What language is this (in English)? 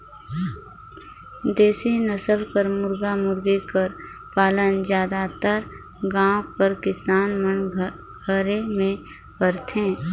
Chhattisgarhi